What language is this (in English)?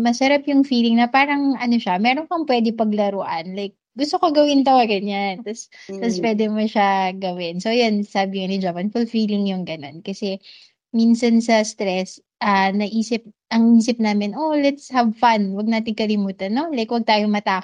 Filipino